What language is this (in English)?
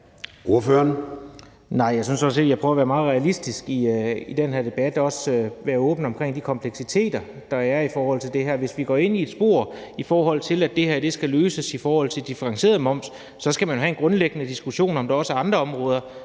Danish